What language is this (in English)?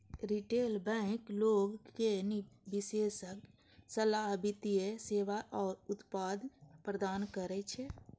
Maithili